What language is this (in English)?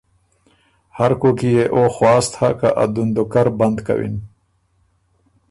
Ormuri